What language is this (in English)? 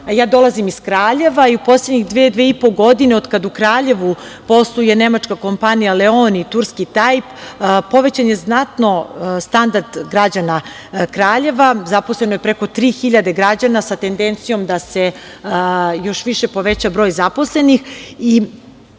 Serbian